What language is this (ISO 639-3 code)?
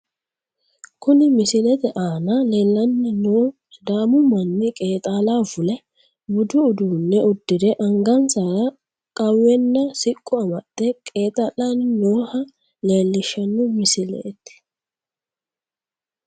sid